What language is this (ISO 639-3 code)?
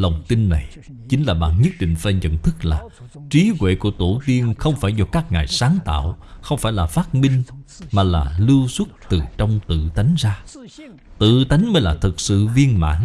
vie